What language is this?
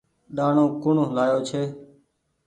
Goaria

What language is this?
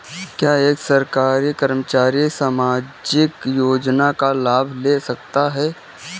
Hindi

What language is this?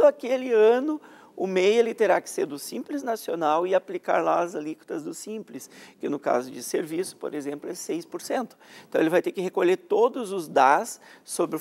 Portuguese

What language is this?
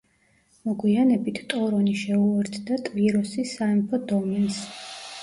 Georgian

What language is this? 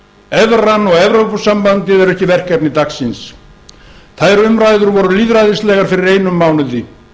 Icelandic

